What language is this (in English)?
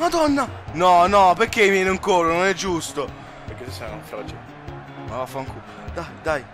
Italian